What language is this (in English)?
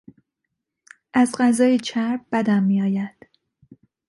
Persian